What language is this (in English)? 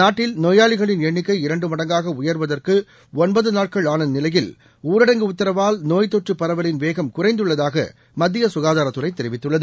Tamil